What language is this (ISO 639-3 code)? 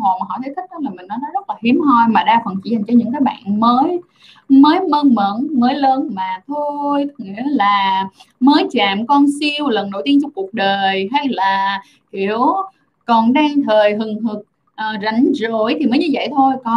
vie